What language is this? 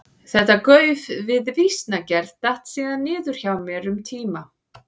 Icelandic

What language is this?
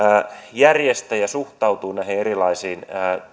Finnish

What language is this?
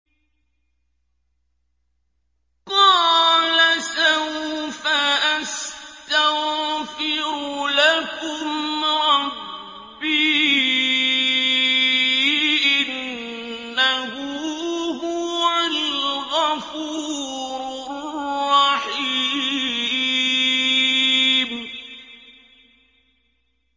Arabic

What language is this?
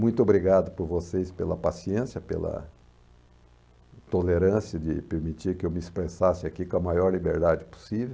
Portuguese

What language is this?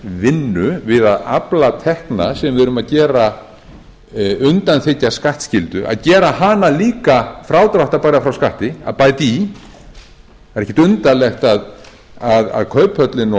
Icelandic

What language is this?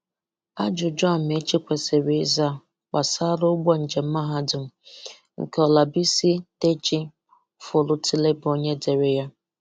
Igbo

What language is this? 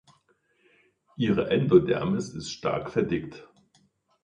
German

